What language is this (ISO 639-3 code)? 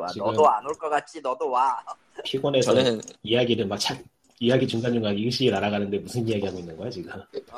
kor